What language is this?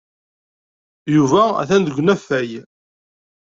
Kabyle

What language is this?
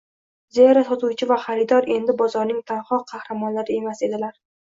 Uzbek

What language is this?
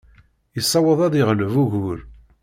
Kabyle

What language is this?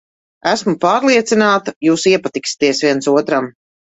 Latvian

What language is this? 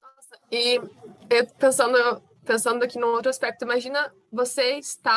Portuguese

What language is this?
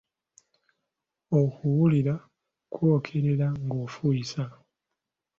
Ganda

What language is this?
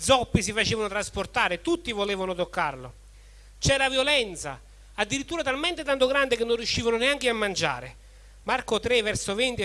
Italian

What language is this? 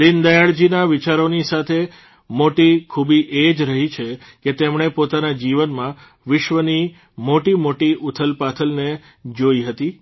Gujarati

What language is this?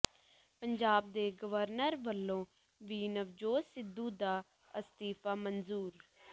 Punjabi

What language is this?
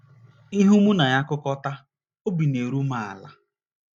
Igbo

